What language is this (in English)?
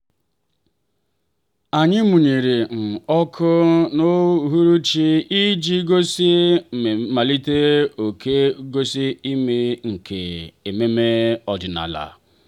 Igbo